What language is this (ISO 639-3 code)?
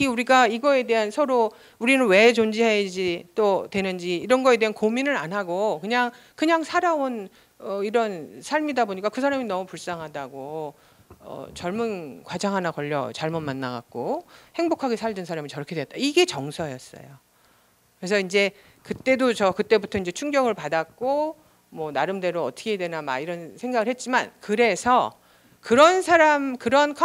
kor